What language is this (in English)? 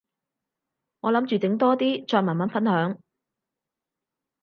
Cantonese